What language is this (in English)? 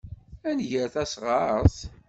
Kabyle